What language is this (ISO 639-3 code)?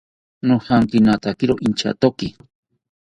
cpy